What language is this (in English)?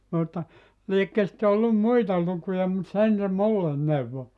Finnish